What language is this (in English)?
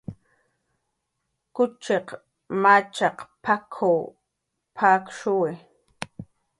Jaqaru